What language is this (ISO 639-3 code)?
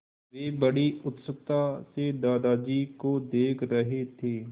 hin